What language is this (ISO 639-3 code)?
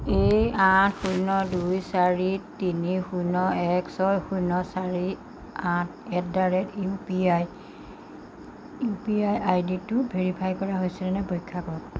asm